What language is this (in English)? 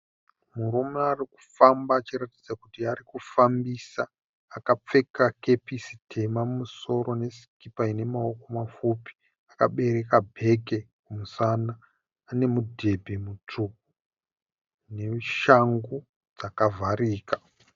Shona